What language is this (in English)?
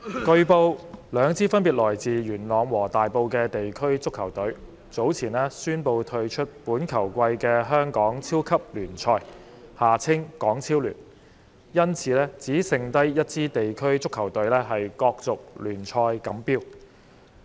Cantonese